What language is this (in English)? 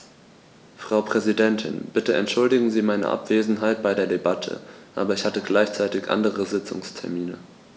German